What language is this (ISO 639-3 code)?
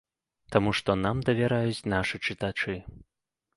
bel